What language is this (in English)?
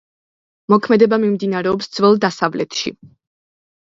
Georgian